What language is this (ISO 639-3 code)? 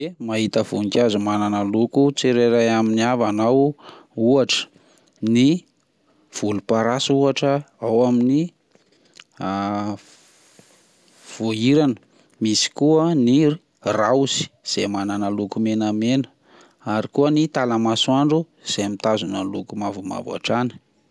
mlg